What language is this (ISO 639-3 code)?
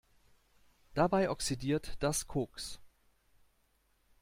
deu